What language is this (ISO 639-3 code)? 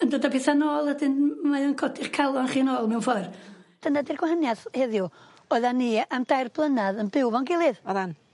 cym